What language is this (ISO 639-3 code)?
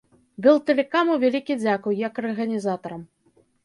bel